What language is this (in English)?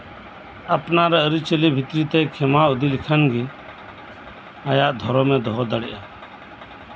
Santali